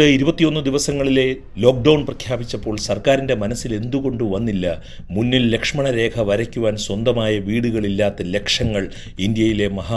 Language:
Malayalam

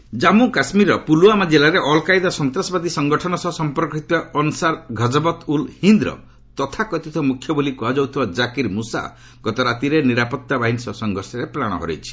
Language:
Odia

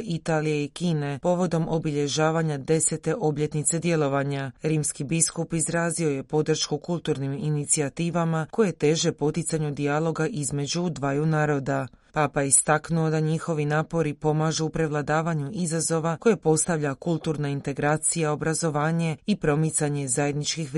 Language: Croatian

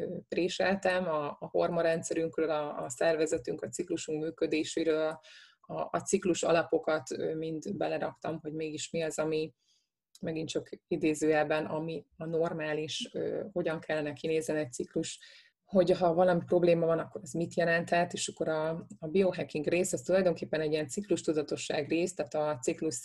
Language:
Hungarian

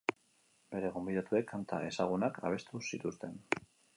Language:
Basque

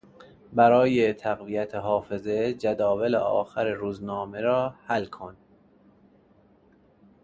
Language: Persian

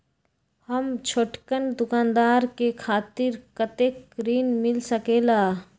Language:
Magahi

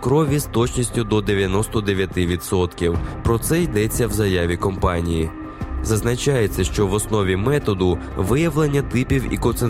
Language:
Ukrainian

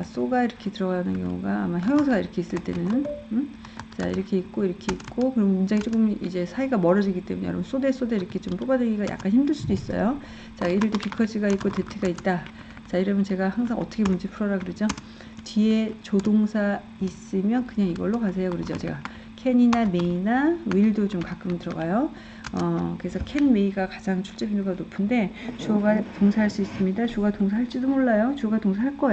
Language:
Korean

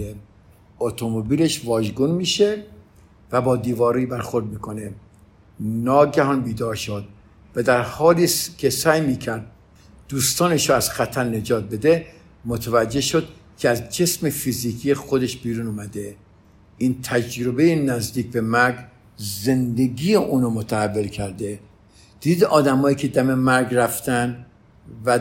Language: Persian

